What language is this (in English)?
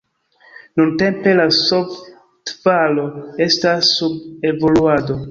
Esperanto